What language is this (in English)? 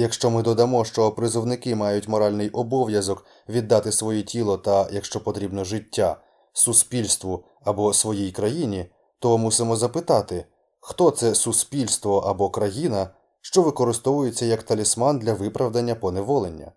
Ukrainian